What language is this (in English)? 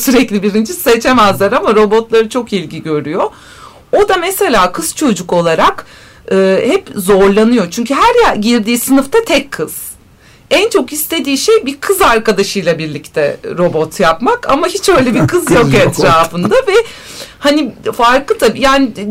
Turkish